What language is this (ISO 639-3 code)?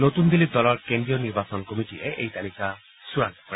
asm